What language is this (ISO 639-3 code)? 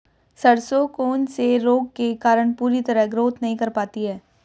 hin